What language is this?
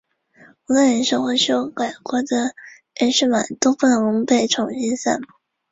Chinese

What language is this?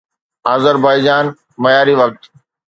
Sindhi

